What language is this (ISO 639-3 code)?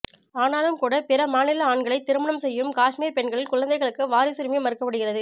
tam